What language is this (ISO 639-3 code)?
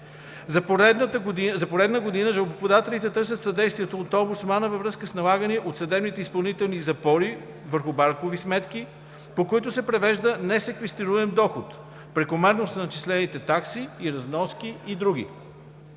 bul